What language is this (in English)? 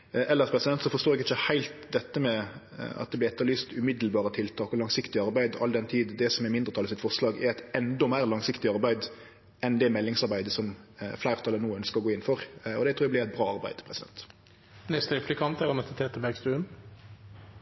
Norwegian